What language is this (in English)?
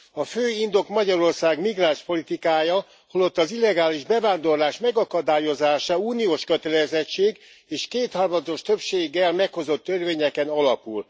Hungarian